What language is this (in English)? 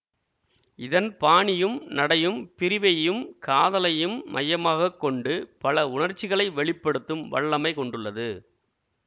Tamil